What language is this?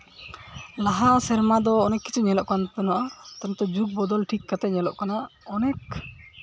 Santali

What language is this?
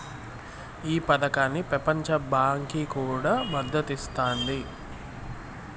Telugu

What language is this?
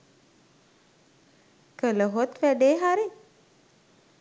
Sinhala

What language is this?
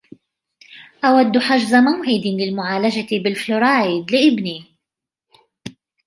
Arabic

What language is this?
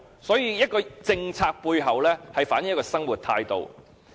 Cantonese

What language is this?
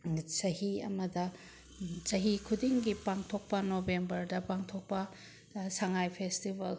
Manipuri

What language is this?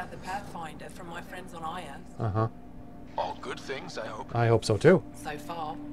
English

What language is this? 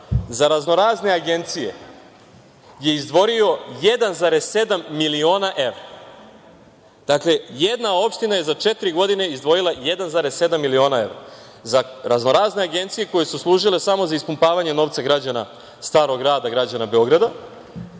Serbian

